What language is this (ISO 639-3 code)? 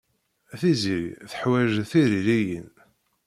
kab